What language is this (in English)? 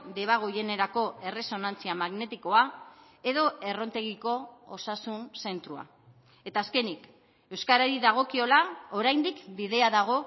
Basque